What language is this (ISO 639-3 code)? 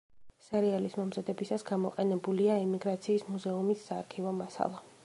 kat